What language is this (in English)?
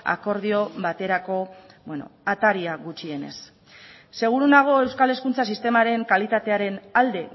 Basque